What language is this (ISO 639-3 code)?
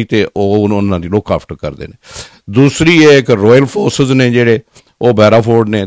pan